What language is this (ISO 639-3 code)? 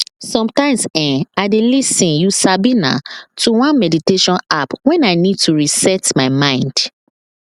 pcm